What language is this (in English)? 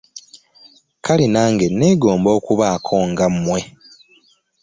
Ganda